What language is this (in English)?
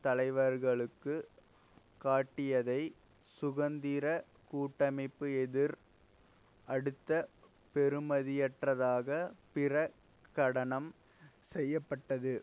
Tamil